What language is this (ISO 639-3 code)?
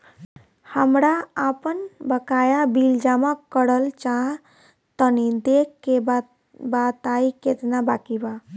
bho